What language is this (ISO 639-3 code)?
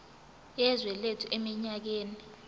zul